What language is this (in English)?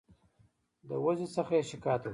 Pashto